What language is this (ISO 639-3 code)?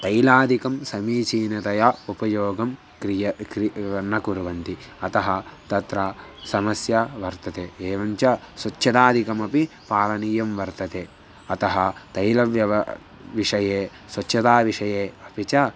san